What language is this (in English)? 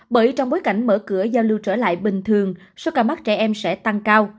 Vietnamese